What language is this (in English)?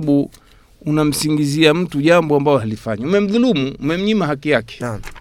Swahili